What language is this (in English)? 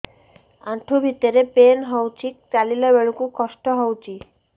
Odia